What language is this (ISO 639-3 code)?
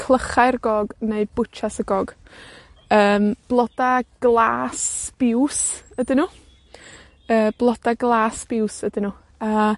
cym